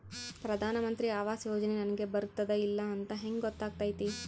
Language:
Kannada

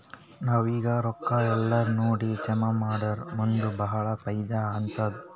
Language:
Kannada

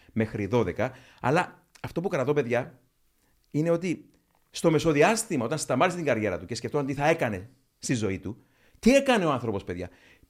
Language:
Greek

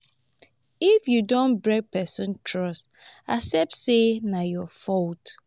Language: Nigerian Pidgin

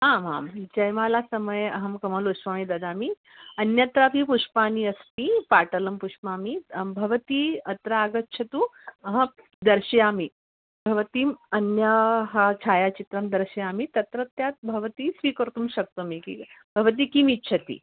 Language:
Sanskrit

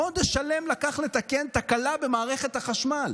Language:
Hebrew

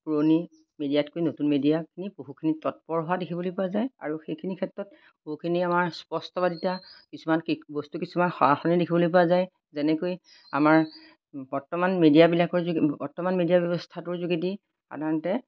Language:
Assamese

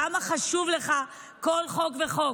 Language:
Hebrew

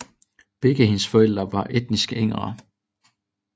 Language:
Danish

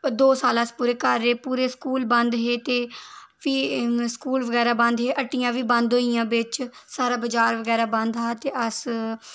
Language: Dogri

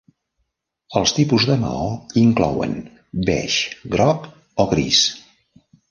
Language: Catalan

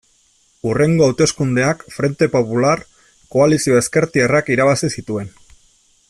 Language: Basque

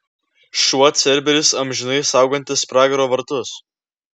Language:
Lithuanian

